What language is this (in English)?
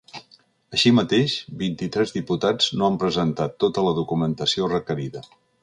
Catalan